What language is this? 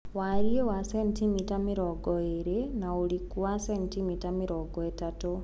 Kikuyu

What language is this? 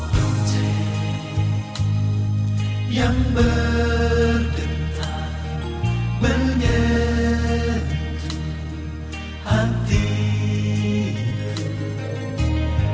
Indonesian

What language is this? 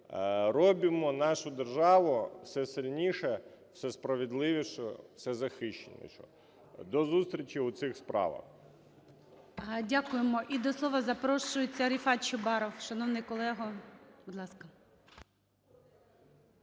Ukrainian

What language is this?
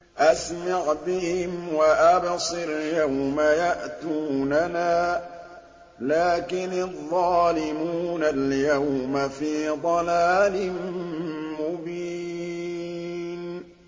Arabic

